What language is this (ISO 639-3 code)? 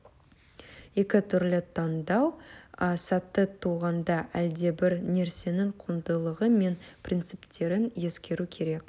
kaz